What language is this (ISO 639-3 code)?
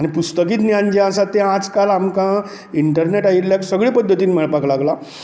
kok